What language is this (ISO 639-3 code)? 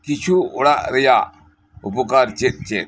sat